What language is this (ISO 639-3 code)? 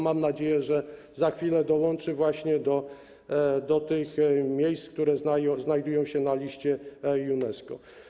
pol